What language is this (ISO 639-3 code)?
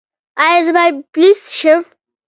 pus